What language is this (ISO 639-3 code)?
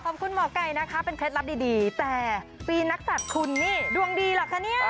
tha